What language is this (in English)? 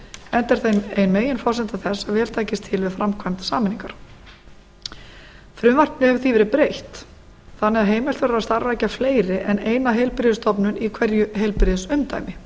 Icelandic